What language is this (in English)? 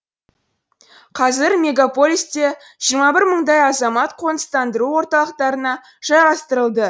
Kazakh